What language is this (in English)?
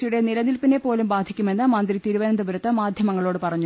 Malayalam